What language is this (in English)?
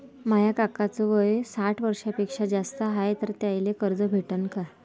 Marathi